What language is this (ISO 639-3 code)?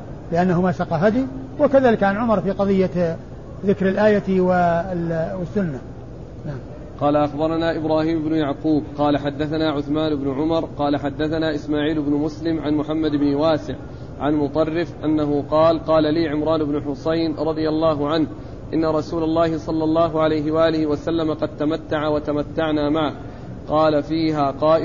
ara